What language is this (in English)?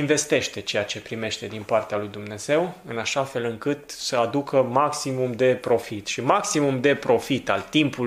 Romanian